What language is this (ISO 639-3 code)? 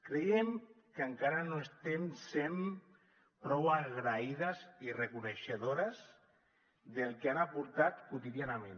cat